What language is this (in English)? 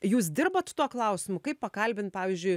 Lithuanian